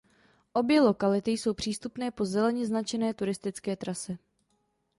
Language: Czech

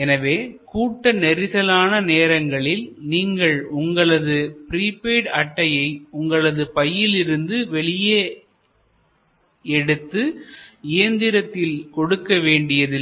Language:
Tamil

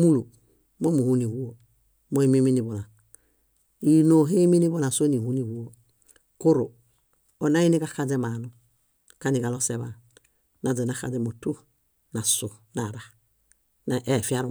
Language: Bayot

